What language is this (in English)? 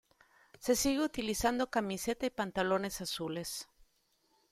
Spanish